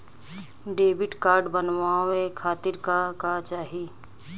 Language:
Bhojpuri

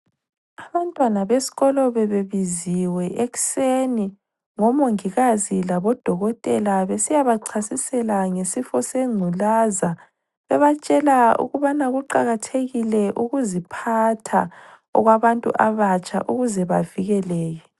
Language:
North Ndebele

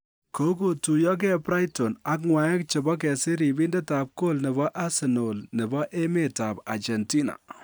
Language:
Kalenjin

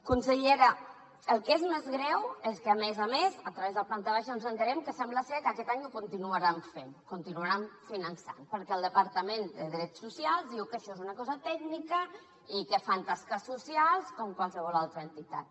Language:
Catalan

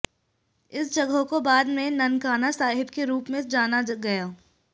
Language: Hindi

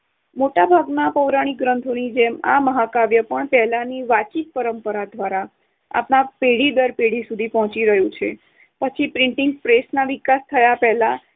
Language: Gujarati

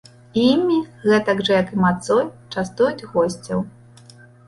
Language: Belarusian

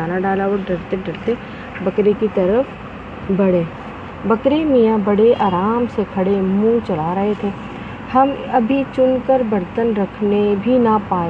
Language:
Urdu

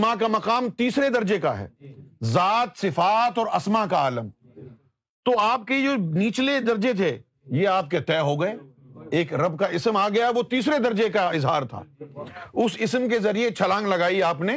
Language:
Urdu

